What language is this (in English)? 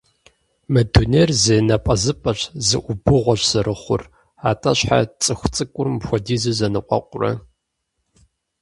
Kabardian